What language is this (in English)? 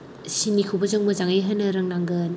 Bodo